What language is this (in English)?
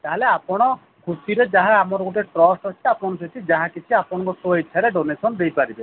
Odia